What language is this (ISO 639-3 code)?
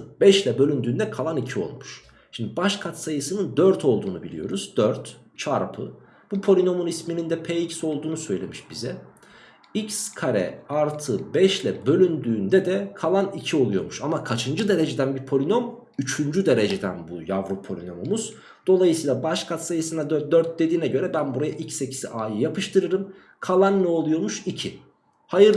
tur